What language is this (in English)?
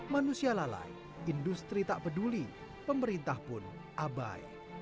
Indonesian